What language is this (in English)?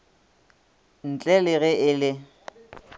Northern Sotho